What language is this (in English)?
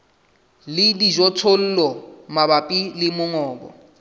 Southern Sotho